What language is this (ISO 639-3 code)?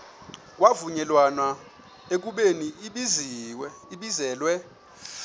xho